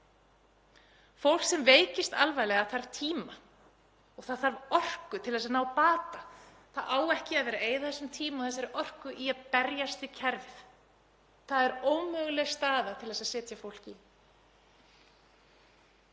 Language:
Icelandic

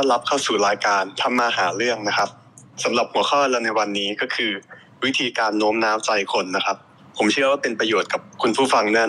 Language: Thai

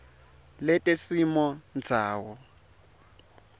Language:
Swati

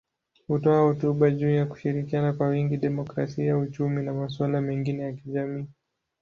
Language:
Swahili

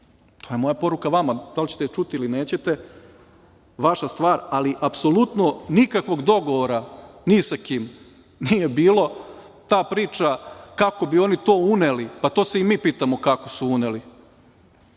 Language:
Serbian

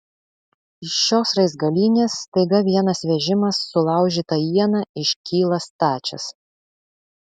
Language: Lithuanian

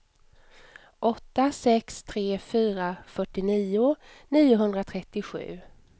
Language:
Swedish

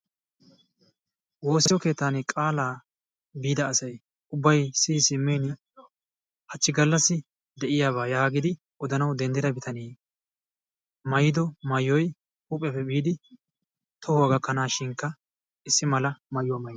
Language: Wolaytta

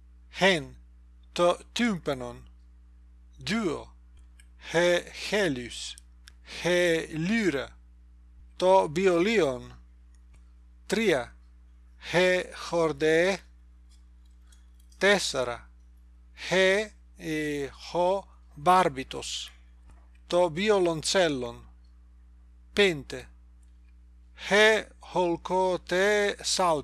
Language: Greek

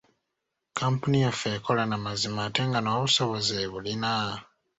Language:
Ganda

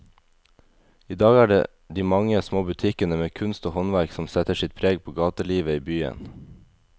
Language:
Norwegian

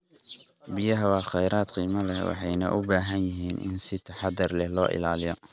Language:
Somali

